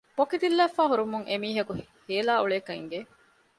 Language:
Divehi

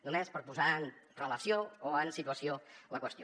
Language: Catalan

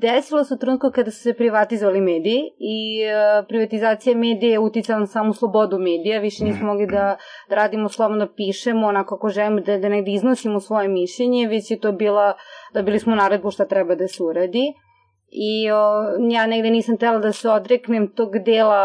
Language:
Croatian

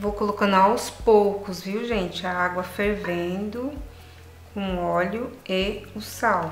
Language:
Portuguese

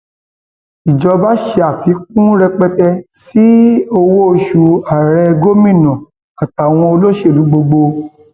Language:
Yoruba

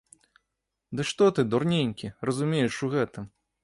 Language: Belarusian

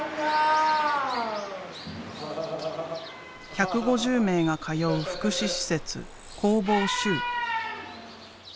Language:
Japanese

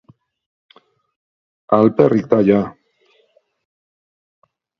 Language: Basque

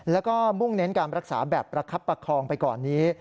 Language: Thai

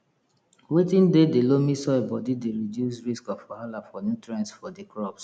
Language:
Nigerian Pidgin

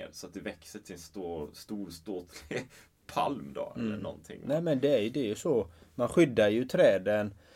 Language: Swedish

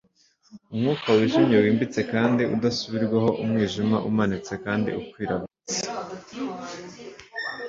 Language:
Kinyarwanda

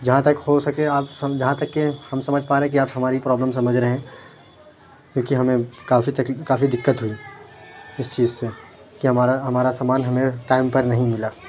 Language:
Urdu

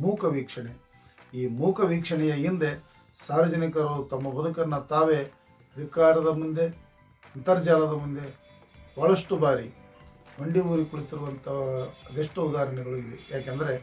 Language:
Kannada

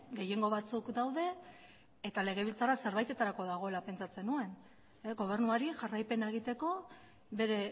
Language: Basque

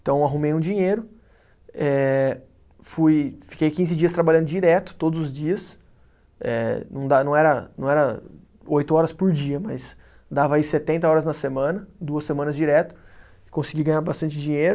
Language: Portuguese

